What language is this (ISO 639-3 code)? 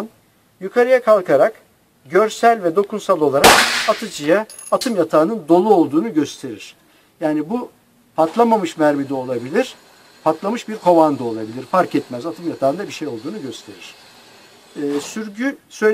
tur